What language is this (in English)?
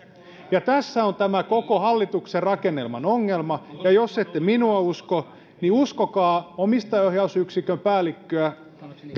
Finnish